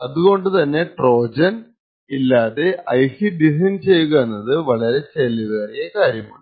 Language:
Malayalam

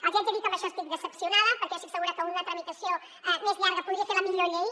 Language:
Catalan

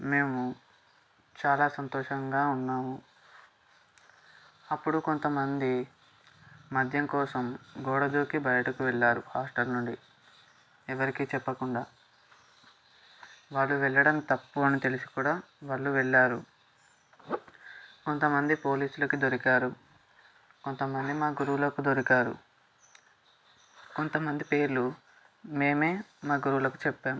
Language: Telugu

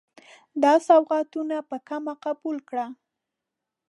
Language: Pashto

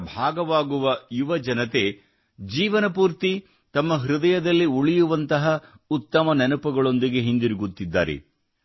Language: Kannada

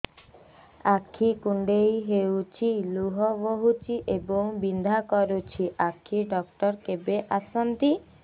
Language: Odia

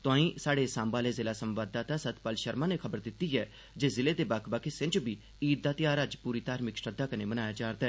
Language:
Dogri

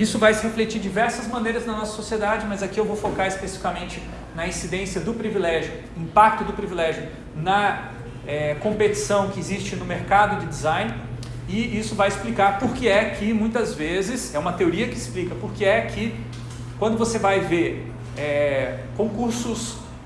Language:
Portuguese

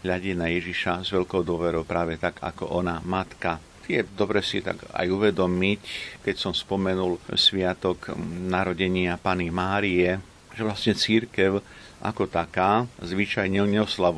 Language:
Slovak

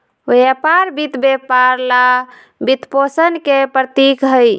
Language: Magahi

